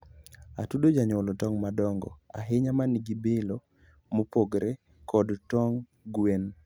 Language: Luo (Kenya and Tanzania)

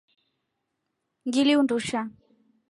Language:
Rombo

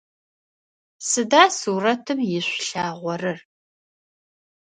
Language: Adyghe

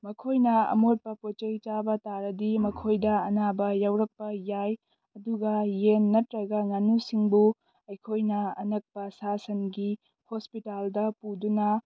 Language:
Manipuri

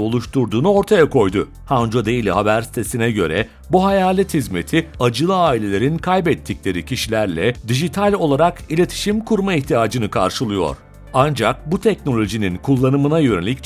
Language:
Turkish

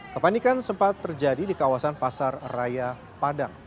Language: Indonesian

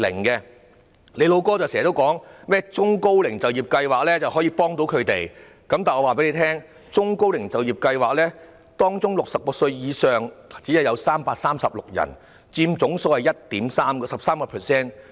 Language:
Cantonese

